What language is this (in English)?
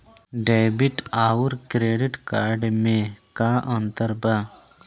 Bhojpuri